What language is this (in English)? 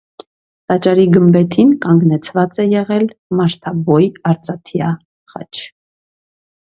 Armenian